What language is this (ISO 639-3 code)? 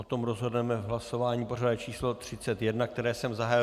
ces